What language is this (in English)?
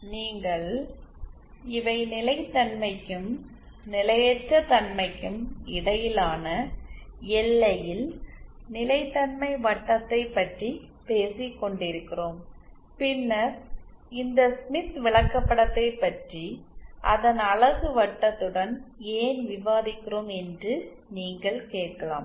Tamil